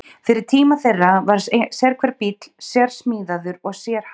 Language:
Icelandic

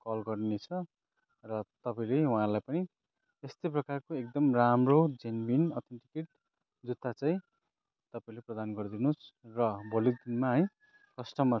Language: Nepali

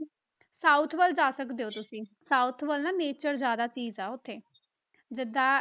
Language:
Punjabi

